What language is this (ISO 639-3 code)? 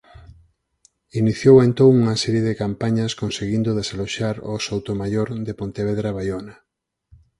glg